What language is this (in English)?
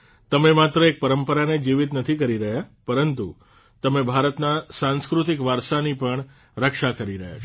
Gujarati